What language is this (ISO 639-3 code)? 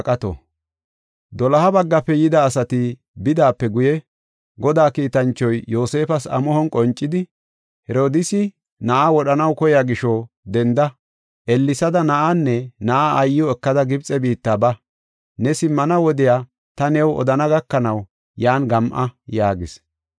gof